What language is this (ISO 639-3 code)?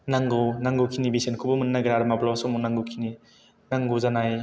brx